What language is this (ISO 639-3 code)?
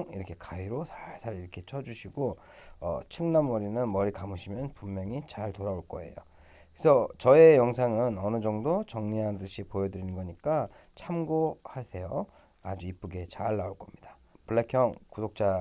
kor